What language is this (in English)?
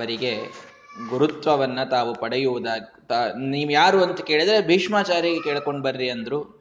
Kannada